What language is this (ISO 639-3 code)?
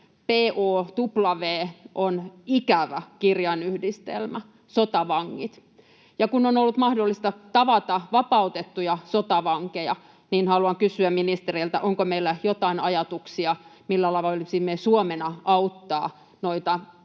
fin